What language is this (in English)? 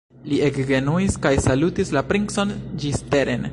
Esperanto